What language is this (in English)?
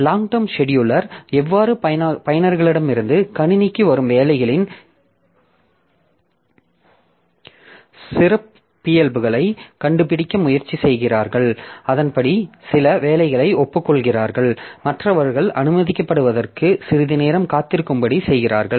Tamil